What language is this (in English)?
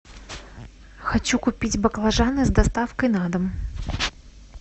Russian